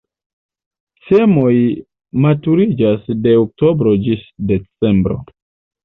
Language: Esperanto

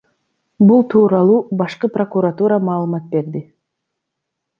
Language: Kyrgyz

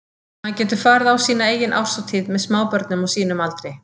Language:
Icelandic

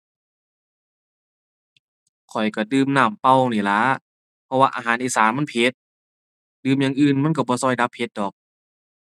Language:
Thai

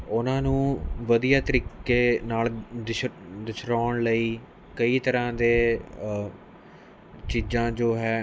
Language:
Punjabi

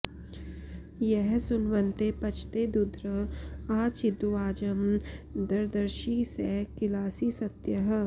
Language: Sanskrit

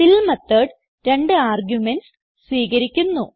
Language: Malayalam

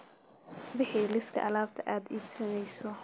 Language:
Somali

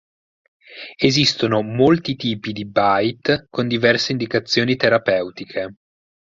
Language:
Italian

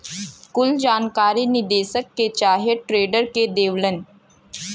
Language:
Bhojpuri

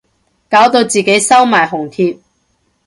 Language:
Cantonese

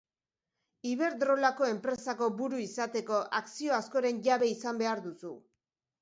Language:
Basque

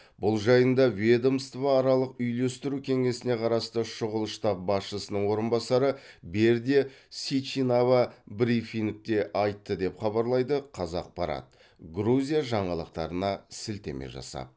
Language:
Kazakh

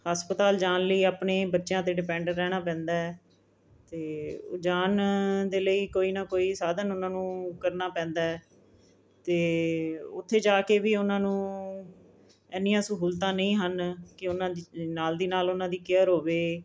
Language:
Punjabi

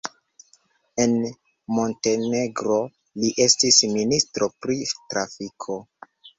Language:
Esperanto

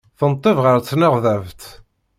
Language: Kabyle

